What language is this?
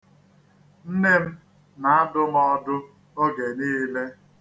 Igbo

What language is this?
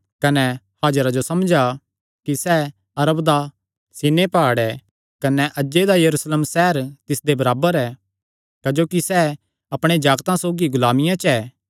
Kangri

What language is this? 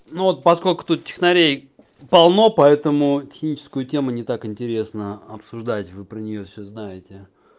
Russian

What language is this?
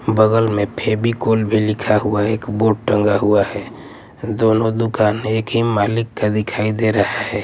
Hindi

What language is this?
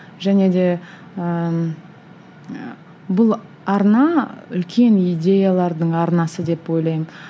Kazakh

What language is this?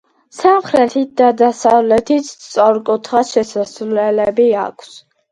Georgian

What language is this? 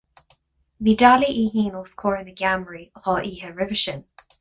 Irish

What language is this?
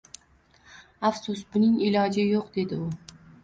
Uzbek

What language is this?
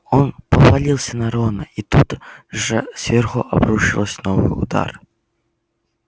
Russian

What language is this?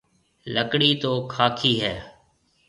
Marwari (Pakistan)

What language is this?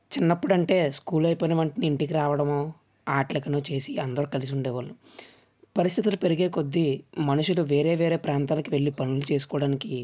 Telugu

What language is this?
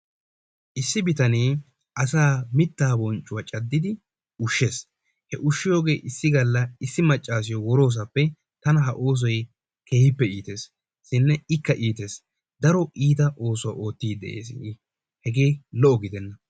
Wolaytta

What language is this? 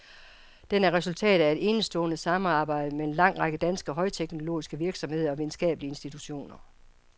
Danish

